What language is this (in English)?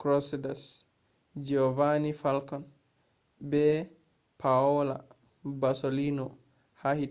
Fula